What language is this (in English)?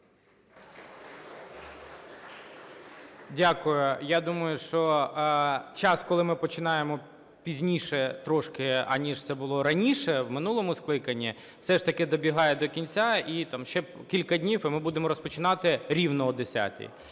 Ukrainian